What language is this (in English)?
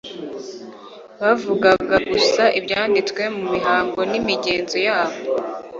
Kinyarwanda